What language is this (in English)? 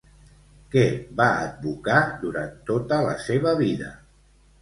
Catalan